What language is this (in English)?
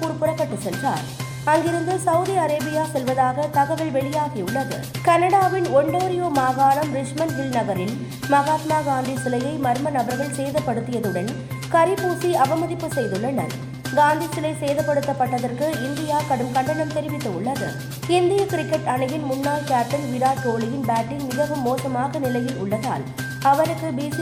Tamil